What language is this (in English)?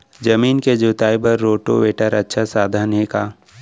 Chhattisgarhi